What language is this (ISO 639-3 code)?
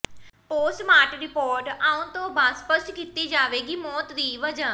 pan